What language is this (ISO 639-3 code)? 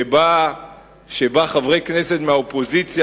heb